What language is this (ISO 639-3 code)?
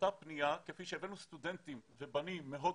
heb